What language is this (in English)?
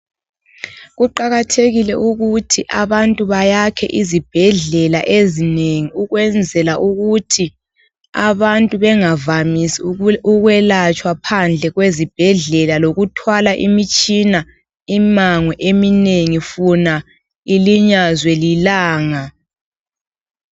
North Ndebele